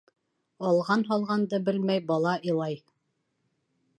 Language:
Bashkir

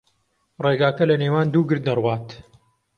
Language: Central Kurdish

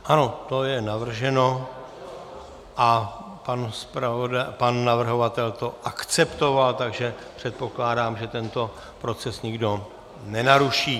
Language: Czech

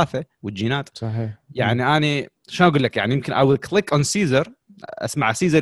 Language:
Arabic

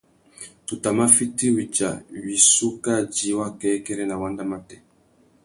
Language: Tuki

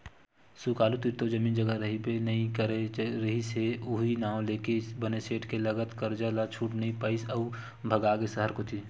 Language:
Chhattisgarhi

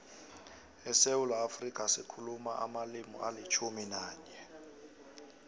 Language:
South Ndebele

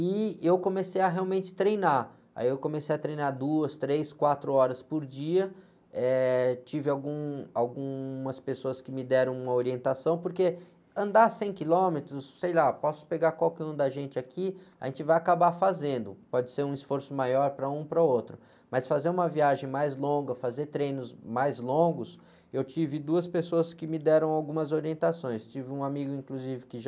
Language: Portuguese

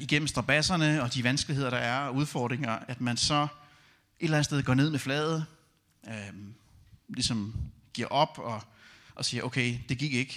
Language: Danish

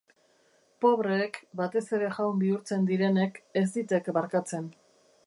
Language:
Basque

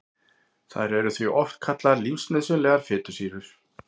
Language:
Icelandic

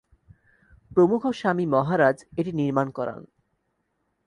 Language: Bangla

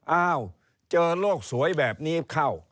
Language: Thai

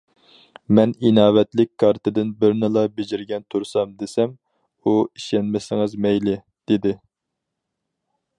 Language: Uyghur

